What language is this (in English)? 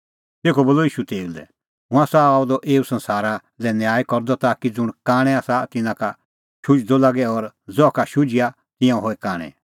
Kullu Pahari